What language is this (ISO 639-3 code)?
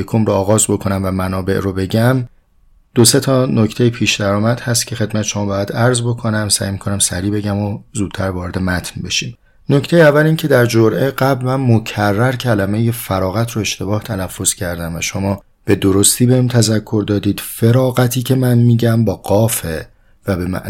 fas